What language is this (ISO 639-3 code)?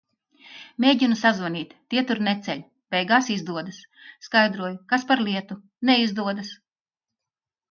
lav